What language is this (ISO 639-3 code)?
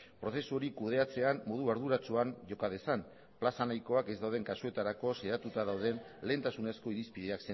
eus